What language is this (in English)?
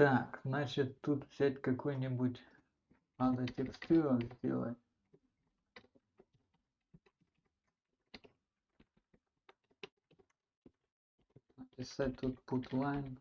Russian